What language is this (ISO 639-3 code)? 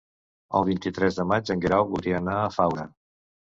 cat